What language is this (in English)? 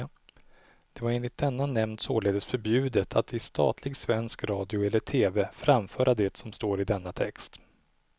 Swedish